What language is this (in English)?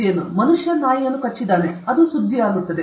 Kannada